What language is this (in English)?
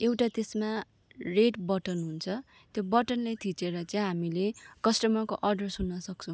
Nepali